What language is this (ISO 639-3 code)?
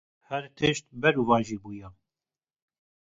kur